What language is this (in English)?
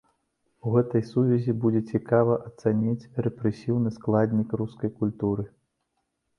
Belarusian